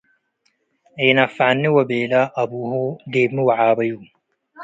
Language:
Tigre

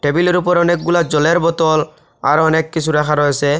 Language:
Bangla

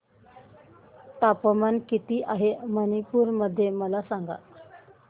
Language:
Marathi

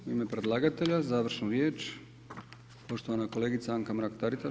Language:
Croatian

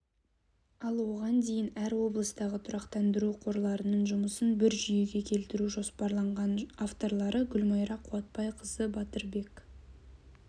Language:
Kazakh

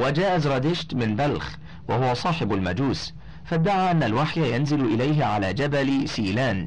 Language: Arabic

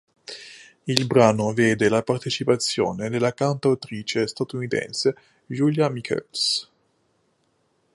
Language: Italian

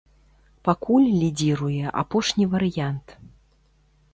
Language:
Belarusian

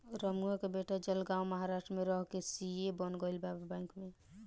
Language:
Bhojpuri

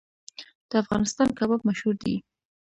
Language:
Pashto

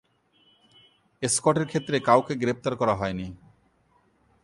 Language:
Bangla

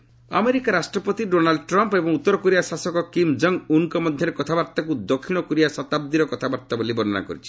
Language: Odia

